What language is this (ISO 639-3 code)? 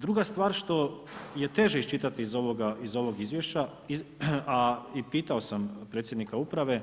hrv